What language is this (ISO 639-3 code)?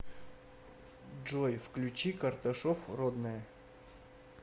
rus